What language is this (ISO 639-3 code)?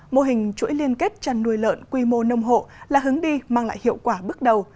vie